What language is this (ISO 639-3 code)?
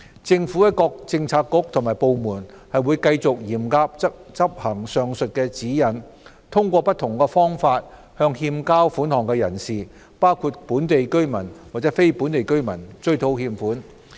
yue